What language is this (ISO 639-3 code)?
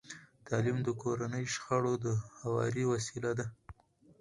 pus